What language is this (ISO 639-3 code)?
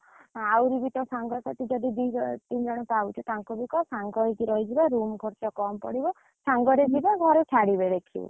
ori